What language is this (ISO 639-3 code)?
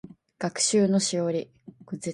jpn